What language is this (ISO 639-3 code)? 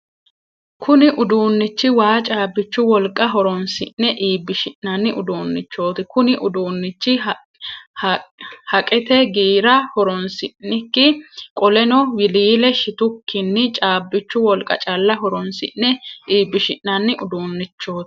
sid